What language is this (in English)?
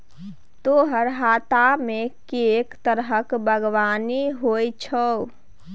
Maithili